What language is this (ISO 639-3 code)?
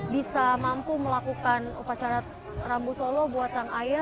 ind